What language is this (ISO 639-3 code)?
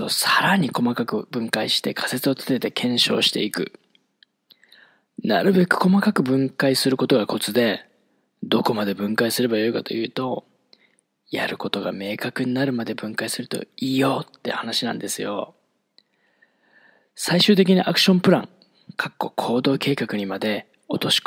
jpn